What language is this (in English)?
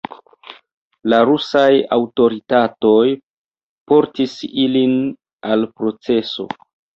Esperanto